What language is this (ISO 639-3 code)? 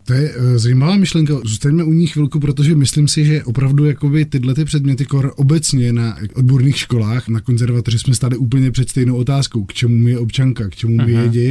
ces